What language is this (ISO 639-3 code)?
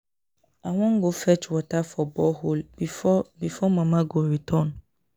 pcm